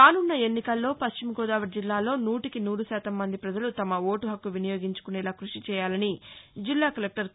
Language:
Telugu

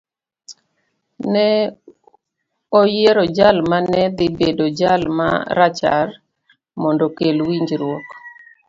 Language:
Luo (Kenya and Tanzania)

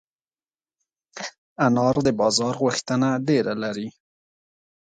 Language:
Pashto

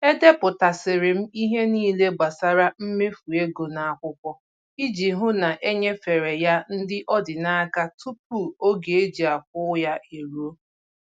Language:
Igbo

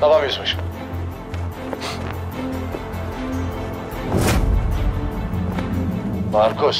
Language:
Turkish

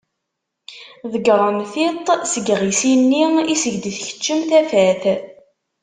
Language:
Kabyle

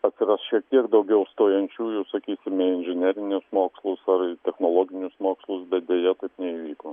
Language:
Lithuanian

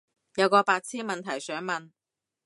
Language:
Cantonese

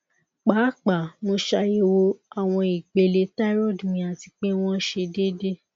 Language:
Yoruba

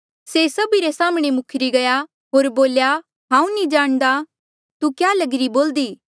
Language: Mandeali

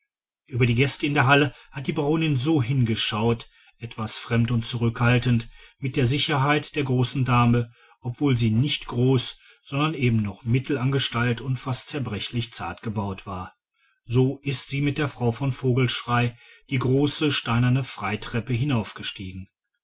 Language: German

